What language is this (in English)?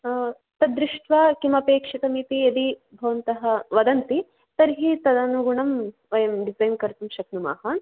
Sanskrit